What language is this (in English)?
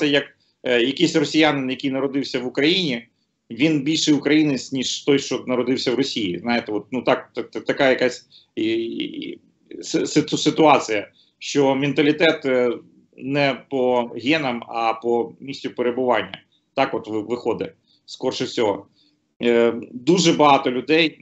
Ukrainian